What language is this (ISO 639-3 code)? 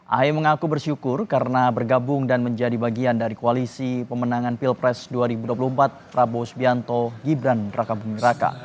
ind